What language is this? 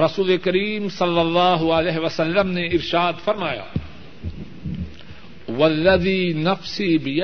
Urdu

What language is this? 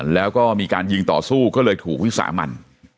Thai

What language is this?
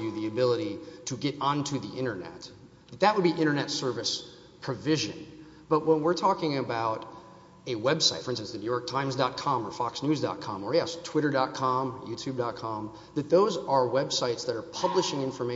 English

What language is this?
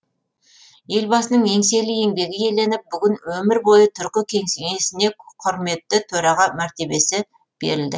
Kazakh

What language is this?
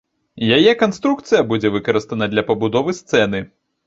Belarusian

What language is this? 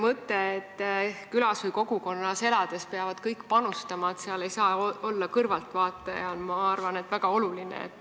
Estonian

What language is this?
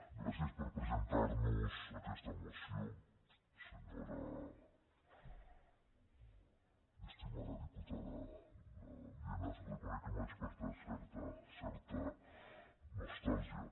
Catalan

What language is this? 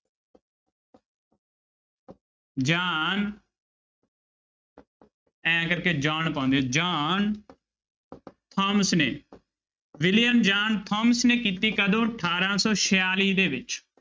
Punjabi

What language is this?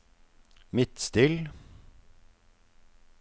Norwegian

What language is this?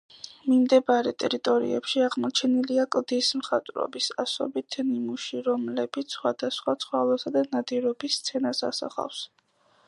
Georgian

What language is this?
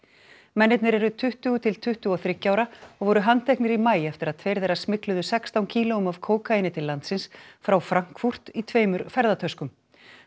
Icelandic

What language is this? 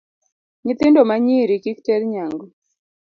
Luo (Kenya and Tanzania)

